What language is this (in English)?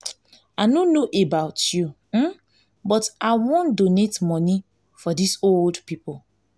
Nigerian Pidgin